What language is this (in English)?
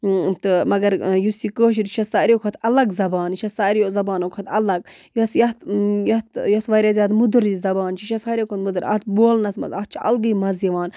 Kashmiri